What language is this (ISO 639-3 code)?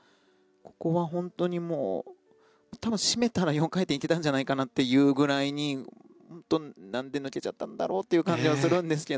jpn